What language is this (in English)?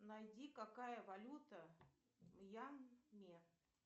Russian